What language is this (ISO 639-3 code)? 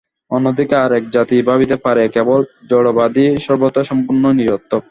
ben